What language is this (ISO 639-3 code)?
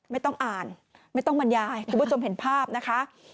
tha